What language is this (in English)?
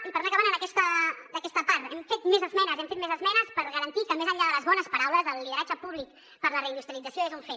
Catalan